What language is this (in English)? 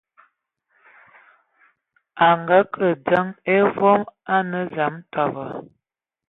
Ewondo